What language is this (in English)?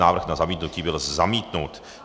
Czech